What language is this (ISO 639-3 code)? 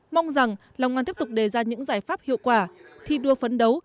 vie